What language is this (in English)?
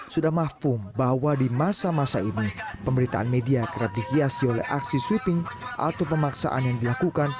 Indonesian